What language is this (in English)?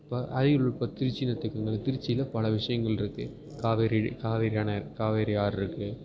Tamil